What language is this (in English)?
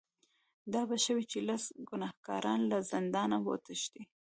Pashto